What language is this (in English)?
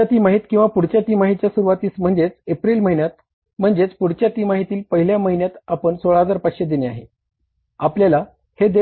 Marathi